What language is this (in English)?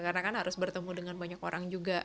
Indonesian